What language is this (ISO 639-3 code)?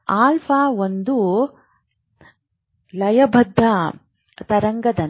kan